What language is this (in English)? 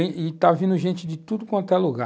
Portuguese